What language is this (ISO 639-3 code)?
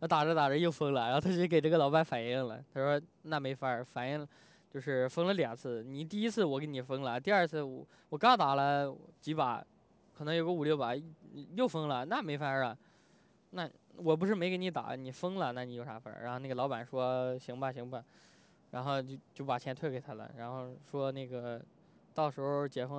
zho